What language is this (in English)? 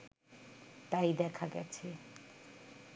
Bangla